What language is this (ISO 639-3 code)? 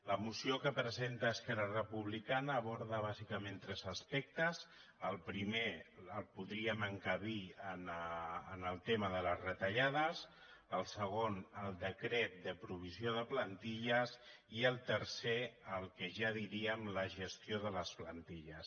cat